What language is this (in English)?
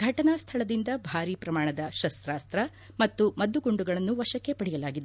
Kannada